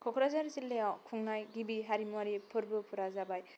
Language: Bodo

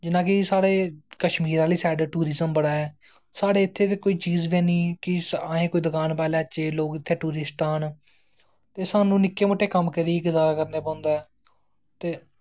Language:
Dogri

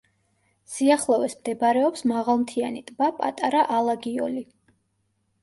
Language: Georgian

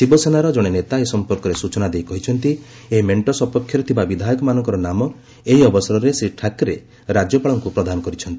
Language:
Odia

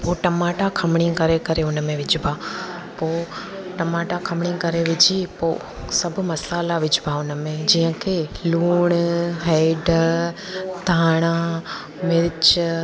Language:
Sindhi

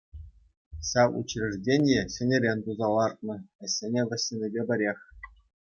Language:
Chuvash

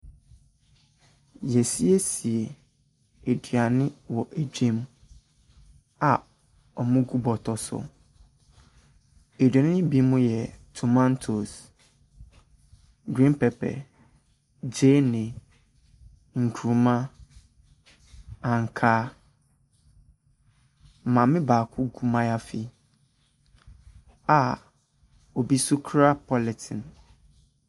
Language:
Akan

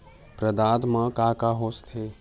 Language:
Chhattisgarhi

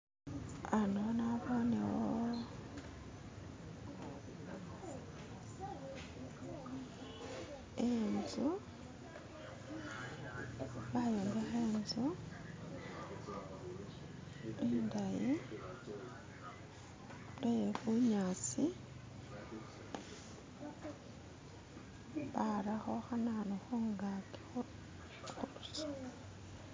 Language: Masaaba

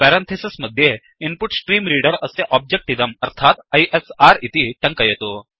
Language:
Sanskrit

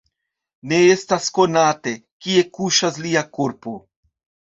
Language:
Esperanto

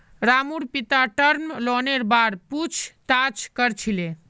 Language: Magahi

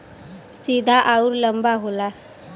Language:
Bhojpuri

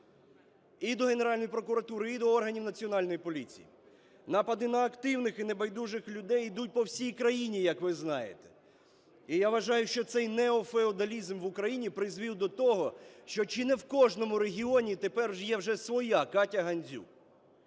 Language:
Ukrainian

